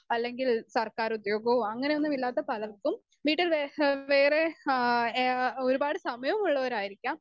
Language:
Malayalam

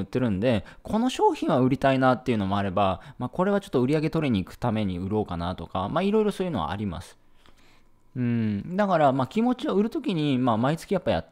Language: Japanese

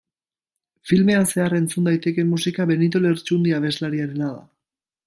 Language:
Basque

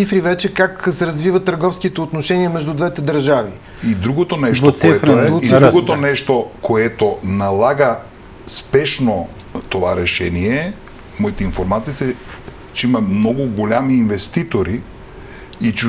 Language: Bulgarian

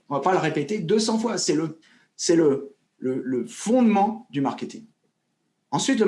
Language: French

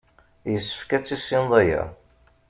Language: Kabyle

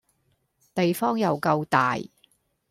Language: Cantonese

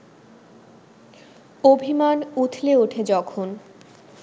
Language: Bangla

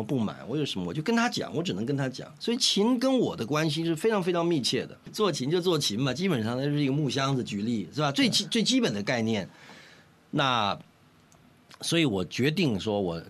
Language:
Chinese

